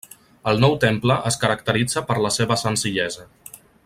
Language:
Catalan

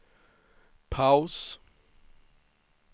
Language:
Swedish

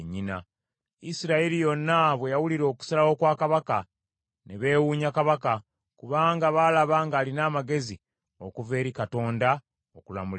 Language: Ganda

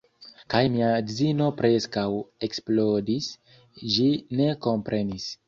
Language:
Esperanto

